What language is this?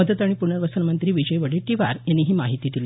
Marathi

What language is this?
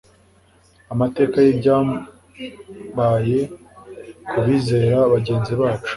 Kinyarwanda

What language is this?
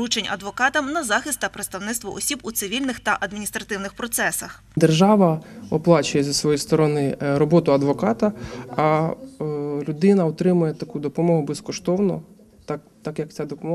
Ukrainian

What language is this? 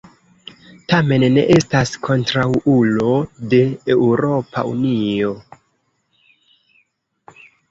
Esperanto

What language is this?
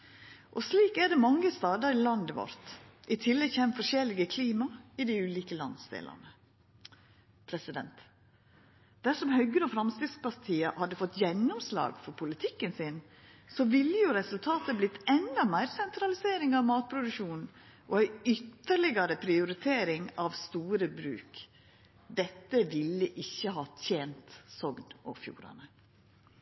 Norwegian Nynorsk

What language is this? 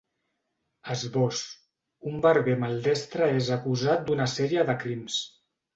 Catalan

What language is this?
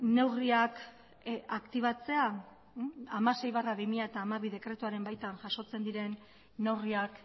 Basque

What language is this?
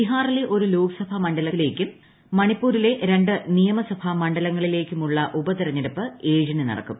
Malayalam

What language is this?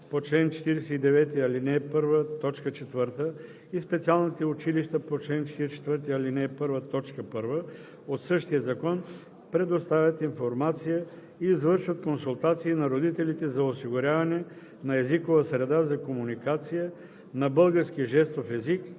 Bulgarian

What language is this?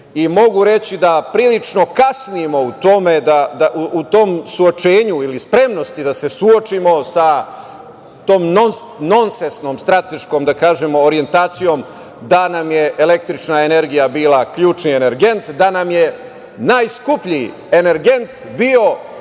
Serbian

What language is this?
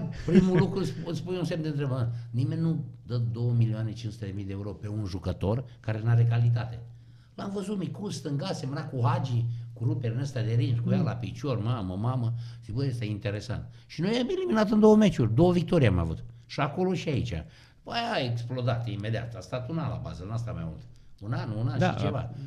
Romanian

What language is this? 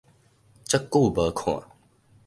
Min Nan Chinese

